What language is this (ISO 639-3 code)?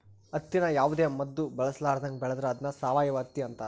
kan